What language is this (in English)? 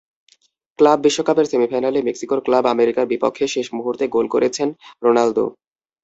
Bangla